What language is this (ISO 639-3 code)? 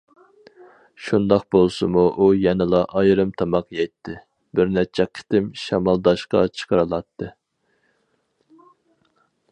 uig